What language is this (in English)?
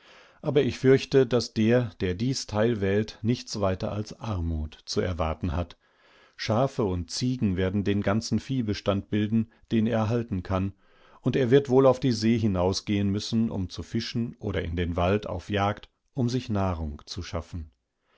German